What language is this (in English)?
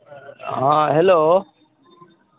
Maithili